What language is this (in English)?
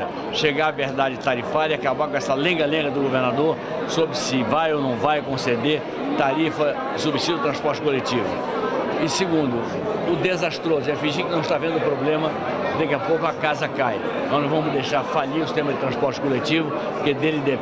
Portuguese